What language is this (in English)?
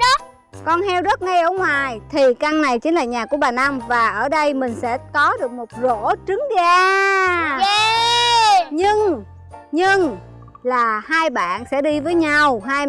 Vietnamese